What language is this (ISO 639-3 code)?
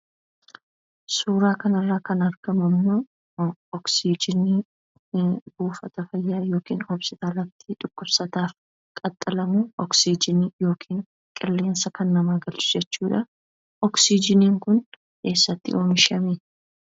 orm